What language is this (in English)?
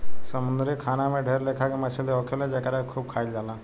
Bhojpuri